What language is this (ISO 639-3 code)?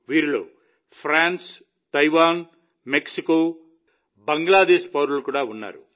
tel